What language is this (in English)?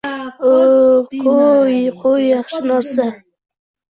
Uzbek